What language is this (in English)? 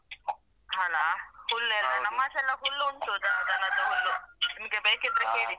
Kannada